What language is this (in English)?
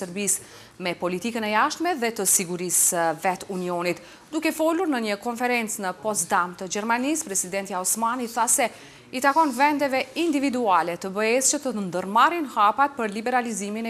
Romanian